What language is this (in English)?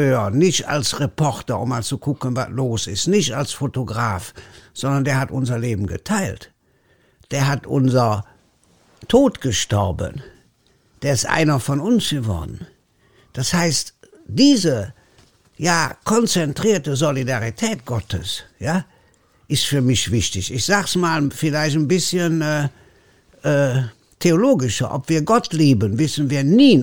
German